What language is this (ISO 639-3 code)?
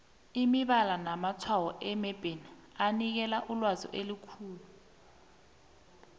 nbl